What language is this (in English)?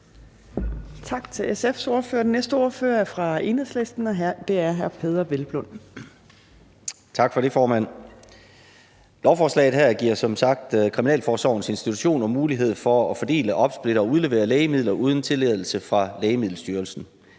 Danish